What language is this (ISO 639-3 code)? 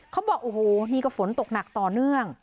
tha